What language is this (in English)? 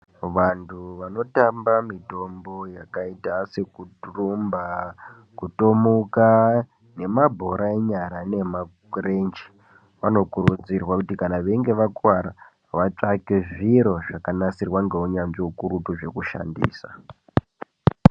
Ndau